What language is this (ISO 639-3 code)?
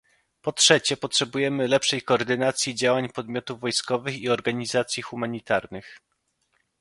pol